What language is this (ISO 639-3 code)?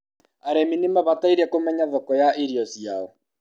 kik